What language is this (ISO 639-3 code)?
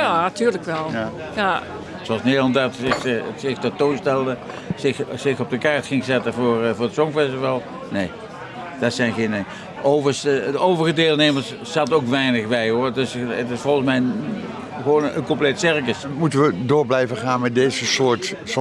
nld